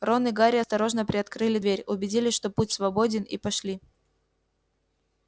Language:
Russian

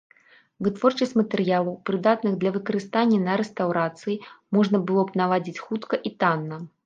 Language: Belarusian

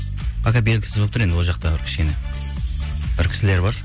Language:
Kazakh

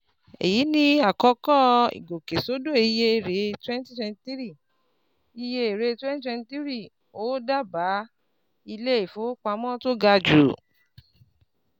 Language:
Yoruba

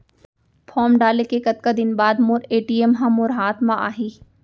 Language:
Chhattisgarhi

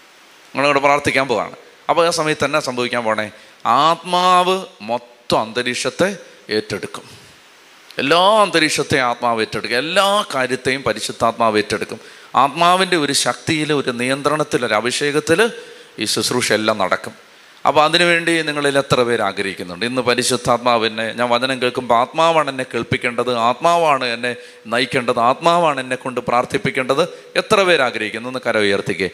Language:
Malayalam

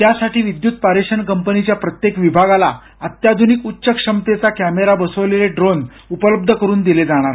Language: Marathi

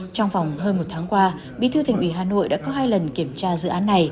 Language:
Vietnamese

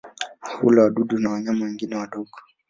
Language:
Swahili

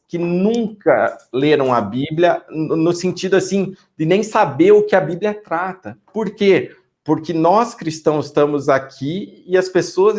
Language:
Portuguese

